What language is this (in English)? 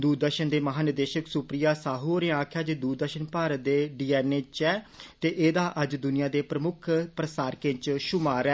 Dogri